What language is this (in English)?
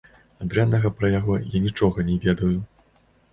Belarusian